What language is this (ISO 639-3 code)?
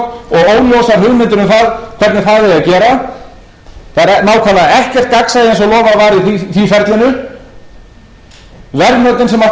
isl